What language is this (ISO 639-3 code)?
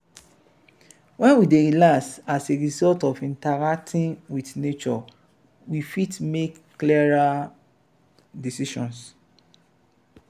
pcm